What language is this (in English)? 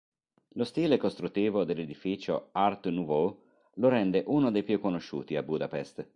Italian